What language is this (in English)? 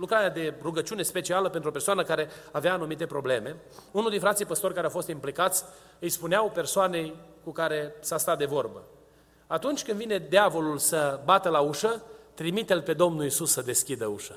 Romanian